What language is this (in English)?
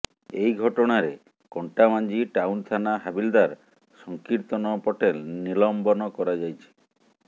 Odia